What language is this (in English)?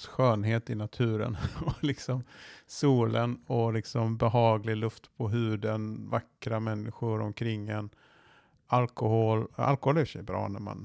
Swedish